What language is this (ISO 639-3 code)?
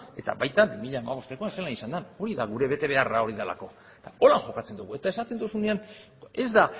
eus